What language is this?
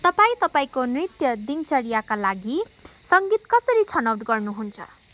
Nepali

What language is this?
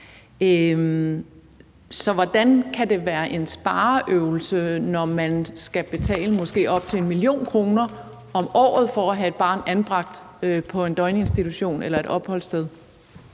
Danish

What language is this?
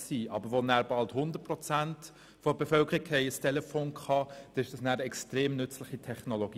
Swiss German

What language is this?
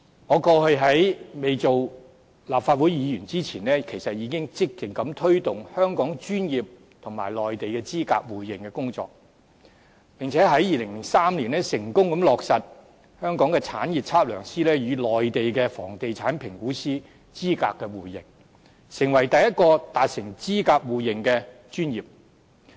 Cantonese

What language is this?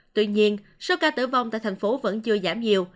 Vietnamese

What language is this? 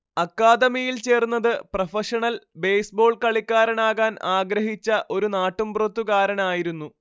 Malayalam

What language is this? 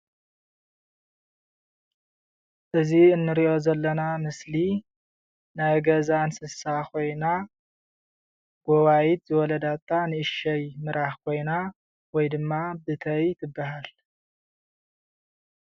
Tigrinya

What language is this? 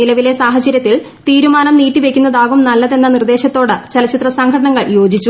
Malayalam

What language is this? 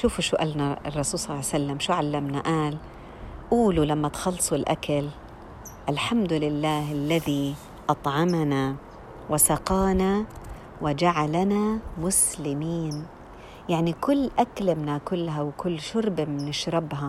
Arabic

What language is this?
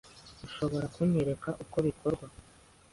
Kinyarwanda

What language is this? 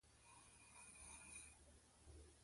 Mokpwe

